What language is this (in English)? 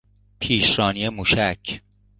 Persian